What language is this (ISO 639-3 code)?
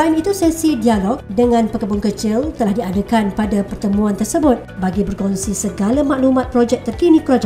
msa